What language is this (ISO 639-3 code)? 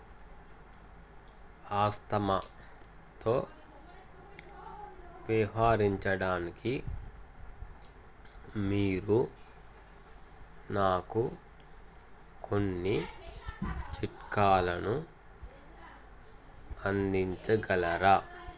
tel